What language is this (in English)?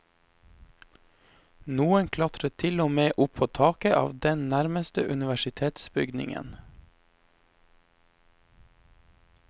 Norwegian